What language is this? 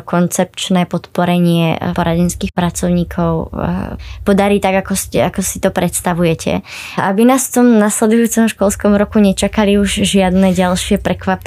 Czech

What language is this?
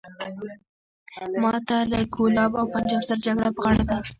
Pashto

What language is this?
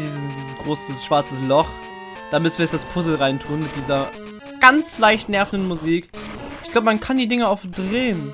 German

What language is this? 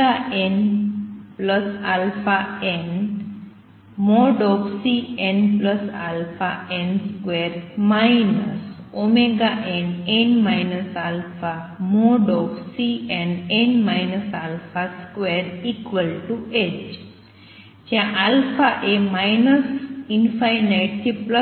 Gujarati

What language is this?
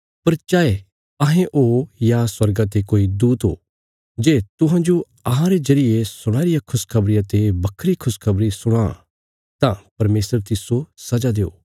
Bilaspuri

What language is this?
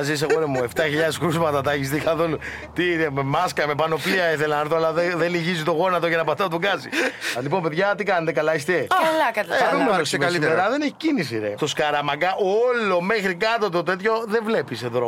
Greek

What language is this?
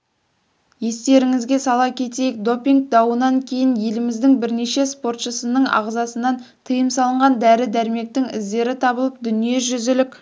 Kazakh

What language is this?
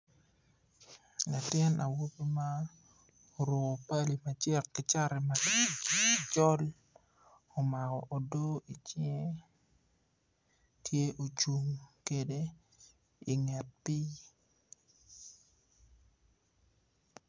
Acoli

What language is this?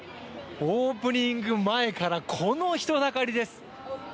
Japanese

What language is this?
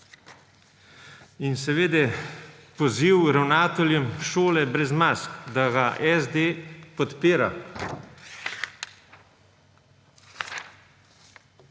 Slovenian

